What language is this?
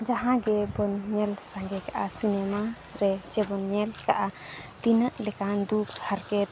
Santali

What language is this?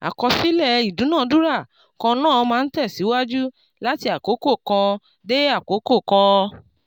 Yoruba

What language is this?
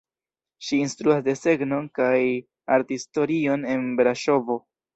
Esperanto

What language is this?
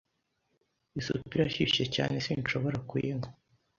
Kinyarwanda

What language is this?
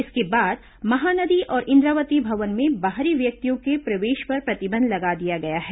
Hindi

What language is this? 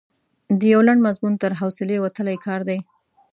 Pashto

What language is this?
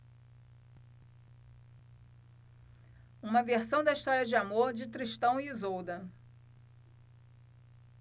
Portuguese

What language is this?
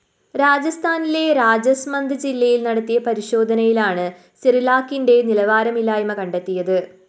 Malayalam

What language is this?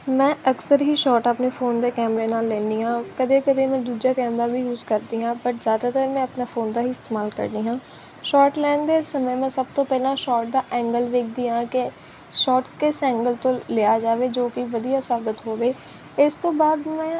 Punjabi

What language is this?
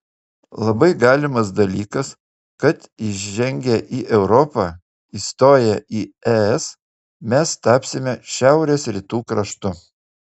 Lithuanian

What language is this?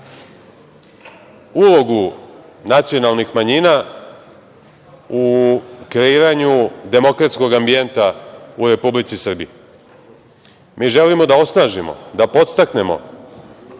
Serbian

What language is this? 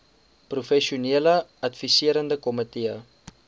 Afrikaans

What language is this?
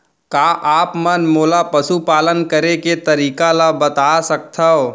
Chhattisgarhi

